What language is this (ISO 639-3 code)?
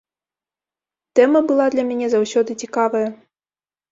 bel